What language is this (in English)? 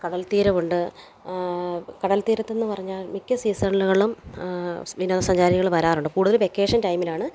Malayalam